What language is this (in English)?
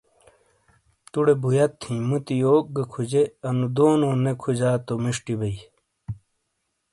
Shina